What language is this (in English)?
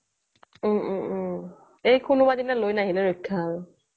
Assamese